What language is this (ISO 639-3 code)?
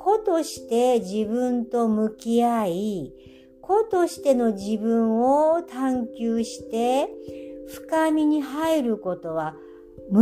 jpn